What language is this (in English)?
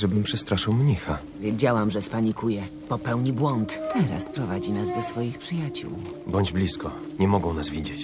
Polish